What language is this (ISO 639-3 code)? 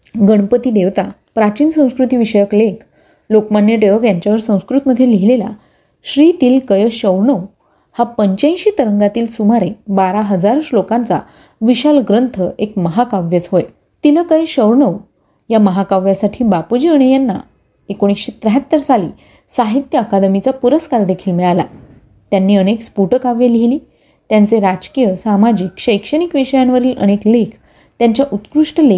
mar